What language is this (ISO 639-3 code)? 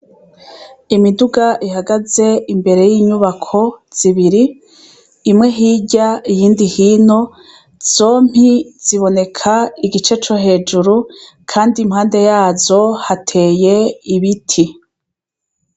run